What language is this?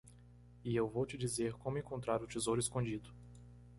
Portuguese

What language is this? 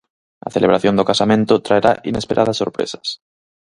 Galician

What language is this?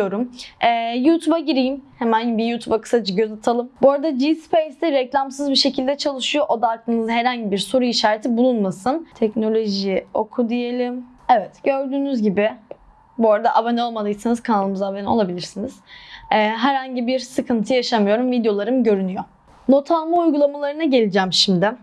Turkish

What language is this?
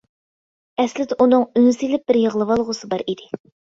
Uyghur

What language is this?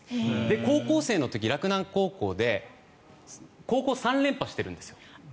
Japanese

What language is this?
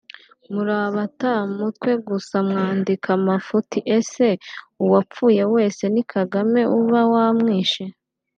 Kinyarwanda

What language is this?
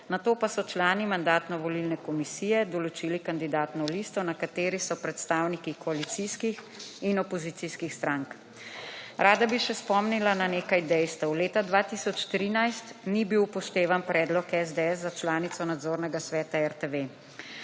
Slovenian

